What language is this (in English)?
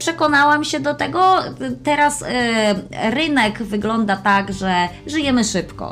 Polish